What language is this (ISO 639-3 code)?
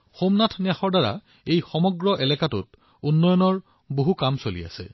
asm